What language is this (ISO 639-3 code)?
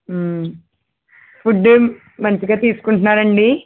tel